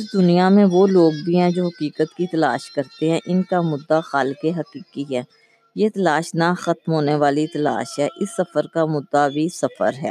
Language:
Urdu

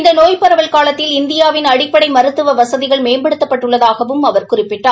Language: Tamil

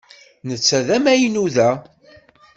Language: Kabyle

